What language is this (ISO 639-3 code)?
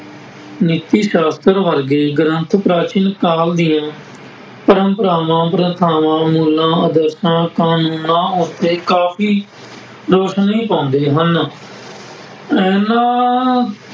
pan